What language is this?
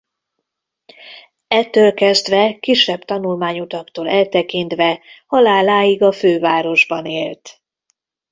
Hungarian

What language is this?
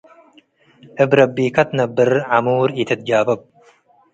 Tigre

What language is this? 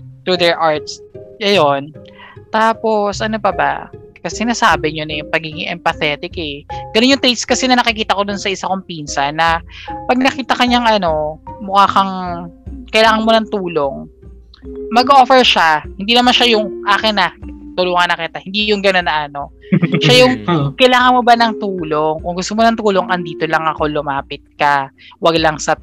Filipino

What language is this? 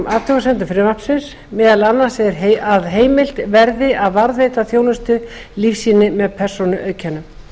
Icelandic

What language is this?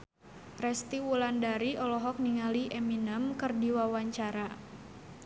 Sundanese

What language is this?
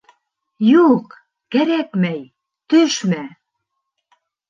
Bashkir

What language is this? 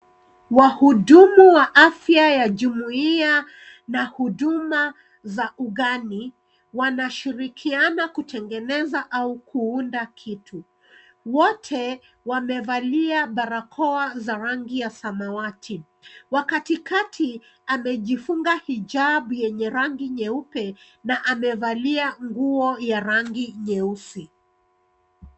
Swahili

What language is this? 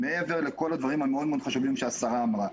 Hebrew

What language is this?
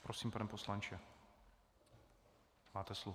Czech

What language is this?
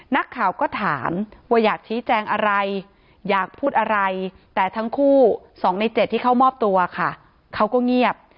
Thai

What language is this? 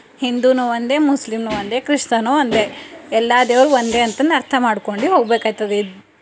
Kannada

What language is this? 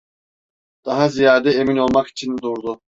Turkish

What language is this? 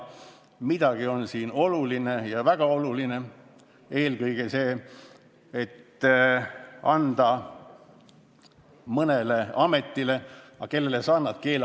Estonian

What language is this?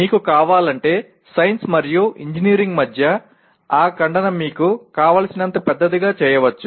Telugu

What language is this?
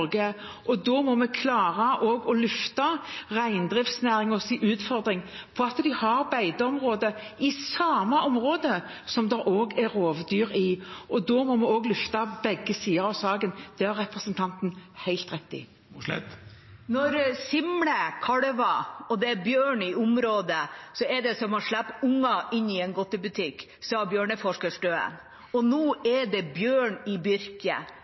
Norwegian Bokmål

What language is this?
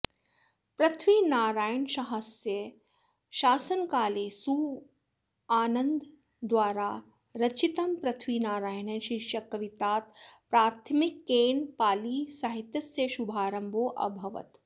Sanskrit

